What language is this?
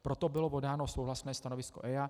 Czech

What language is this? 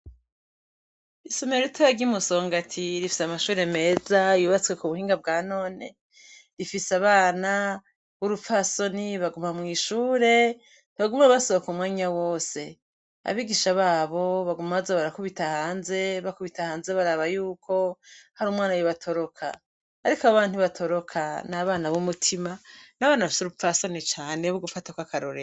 Rundi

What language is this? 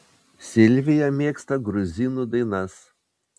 Lithuanian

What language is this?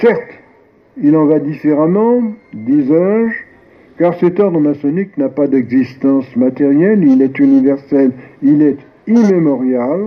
French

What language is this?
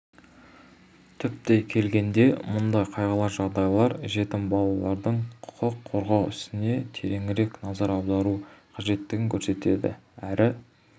Kazakh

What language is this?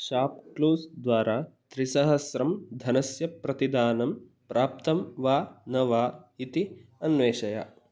Sanskrit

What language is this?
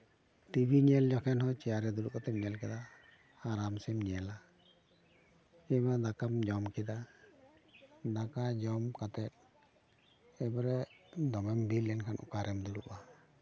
Santali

